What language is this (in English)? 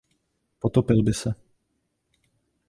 Czech